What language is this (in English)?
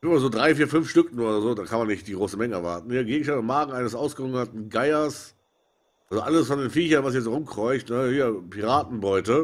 German